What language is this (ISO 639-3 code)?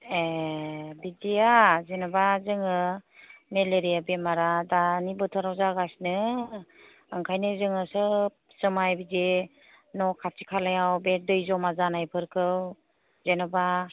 brx